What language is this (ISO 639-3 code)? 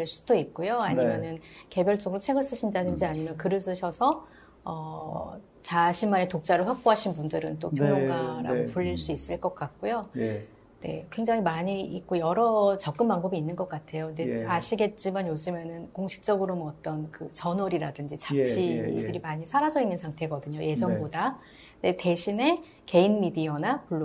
kor